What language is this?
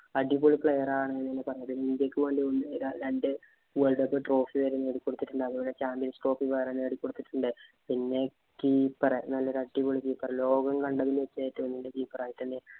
Malayalam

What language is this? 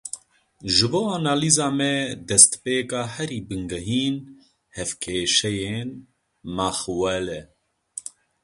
Kurdish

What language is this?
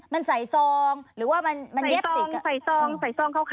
Thai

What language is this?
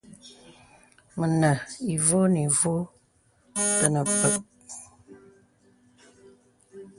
Bebele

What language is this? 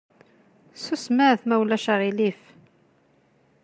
Kabyle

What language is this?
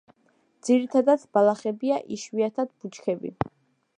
Georgian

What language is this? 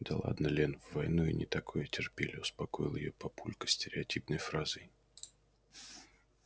Russian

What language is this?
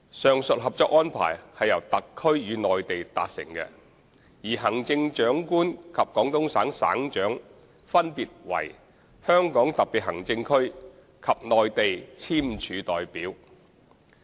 Cantonese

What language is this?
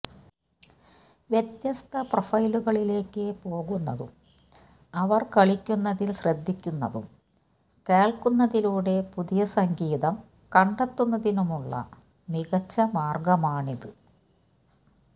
Malayalam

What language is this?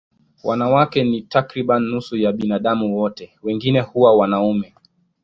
Swahili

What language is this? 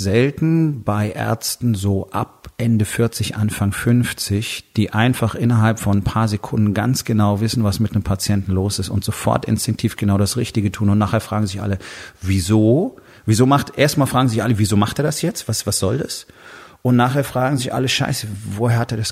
German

